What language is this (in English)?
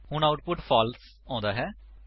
Punjabi